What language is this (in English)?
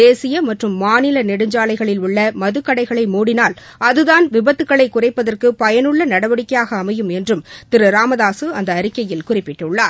Tamil